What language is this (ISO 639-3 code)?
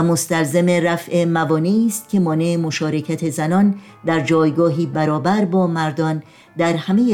fas